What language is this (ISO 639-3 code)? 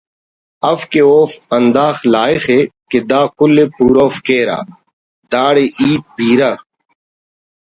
brh